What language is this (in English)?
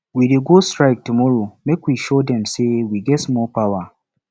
Nigerian Pidgin